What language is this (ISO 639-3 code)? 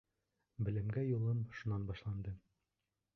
bak